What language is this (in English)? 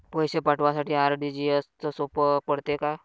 Marathi